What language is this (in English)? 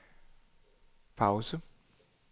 Danish